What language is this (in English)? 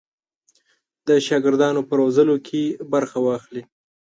Pashto